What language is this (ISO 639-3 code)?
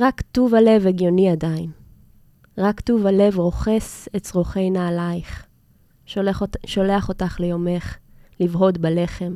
heb